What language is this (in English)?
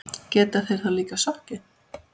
Icelandic